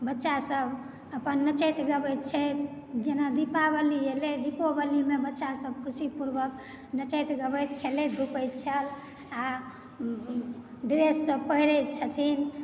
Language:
Maithili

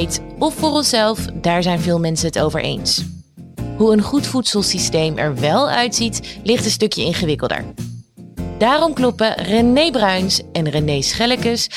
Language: Dutch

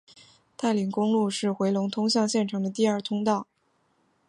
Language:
Chinese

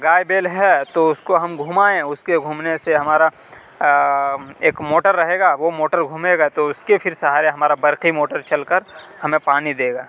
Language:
Urdu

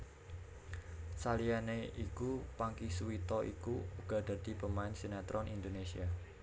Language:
Javanese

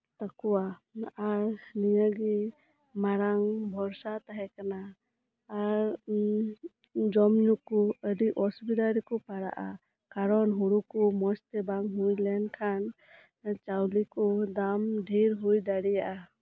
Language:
Santali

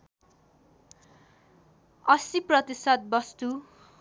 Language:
Nepali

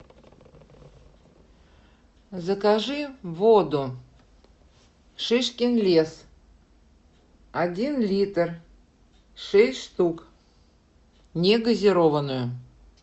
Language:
Russian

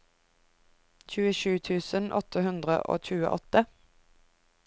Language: Norwegian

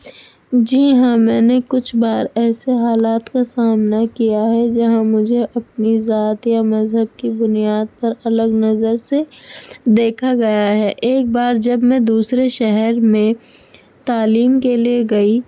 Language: Urdu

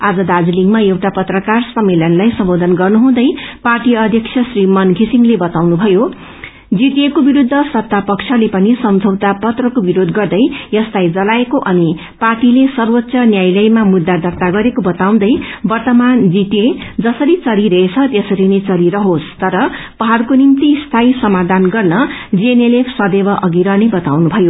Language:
Nepali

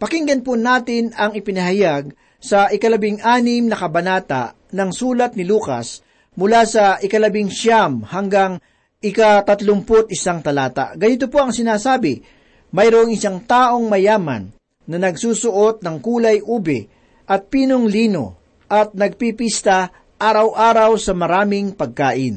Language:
Filipino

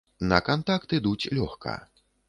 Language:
Belarusian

